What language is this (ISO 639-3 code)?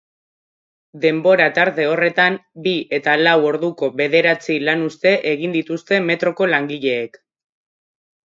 eus